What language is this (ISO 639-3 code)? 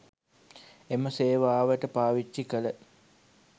sin